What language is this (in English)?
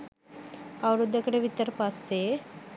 Sinhala